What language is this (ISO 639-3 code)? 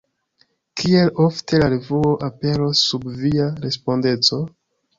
epo